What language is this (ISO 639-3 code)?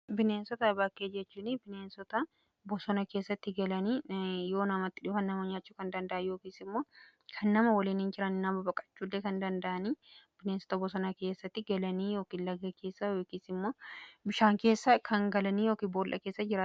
orm